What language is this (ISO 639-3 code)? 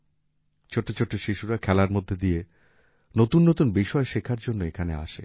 ben